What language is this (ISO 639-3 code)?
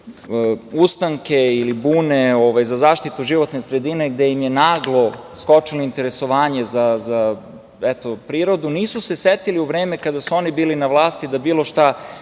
srp